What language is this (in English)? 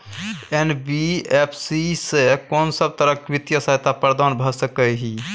Maithili